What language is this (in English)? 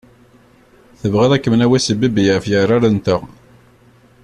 Kabyle